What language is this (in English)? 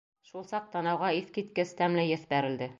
Bashkir